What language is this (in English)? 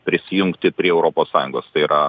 Lithuanian